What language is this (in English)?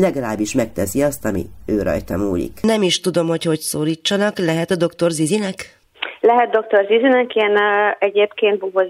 Hungarian